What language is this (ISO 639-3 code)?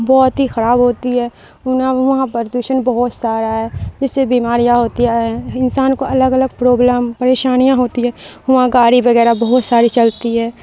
urd